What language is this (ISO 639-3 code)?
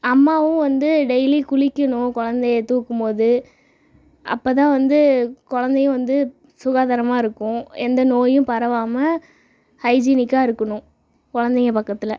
tam